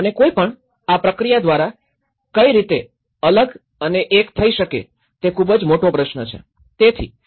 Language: Gujarati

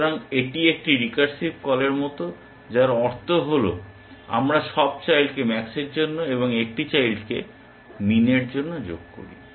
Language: Bangla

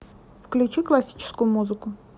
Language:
Russian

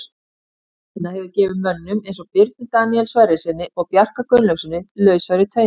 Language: Icelandic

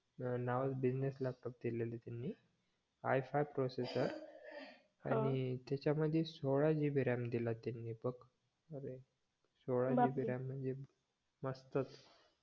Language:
Marathi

